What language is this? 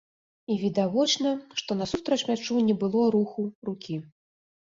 Belarusian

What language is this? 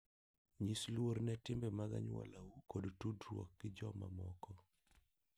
Luo (Kenya and Tanzania)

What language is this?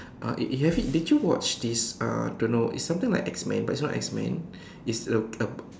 English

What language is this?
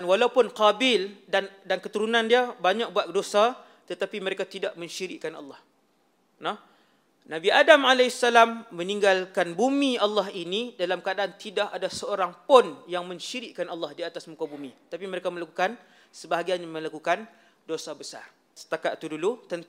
Malay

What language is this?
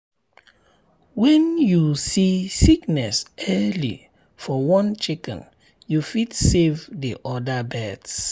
Nigerian Pidgin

